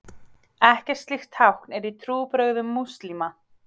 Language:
Icelandic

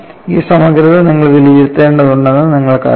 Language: Malayalam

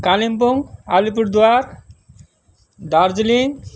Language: Nepali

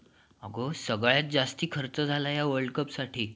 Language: Marathi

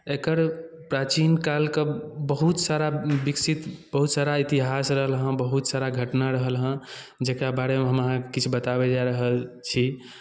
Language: Maithili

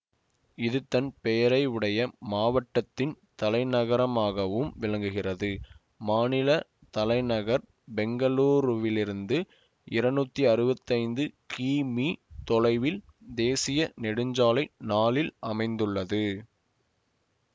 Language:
Tamil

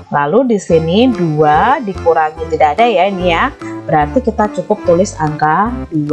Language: Indonesian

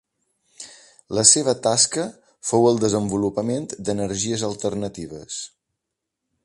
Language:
Catalan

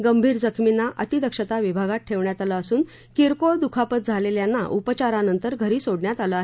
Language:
Marathi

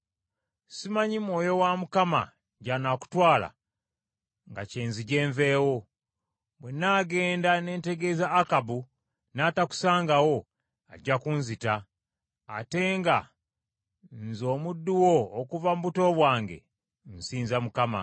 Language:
Ganda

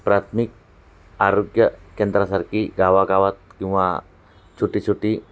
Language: Marathi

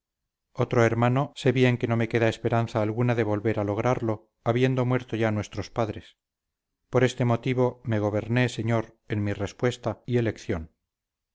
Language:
Spanish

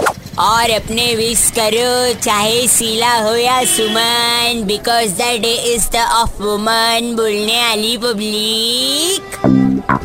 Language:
Hindi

